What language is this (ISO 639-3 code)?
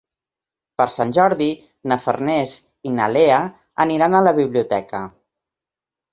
cat